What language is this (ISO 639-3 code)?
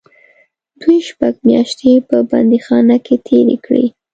pus